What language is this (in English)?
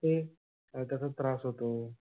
Marathi